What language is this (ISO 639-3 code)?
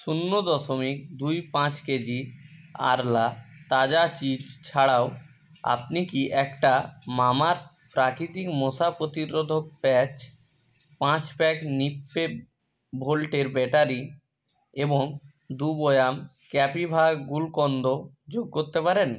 ben